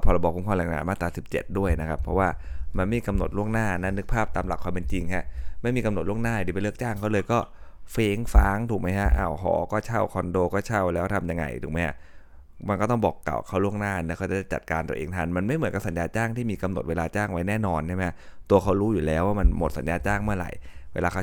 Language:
Thai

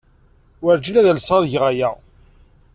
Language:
Kabyle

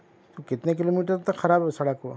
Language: Urdu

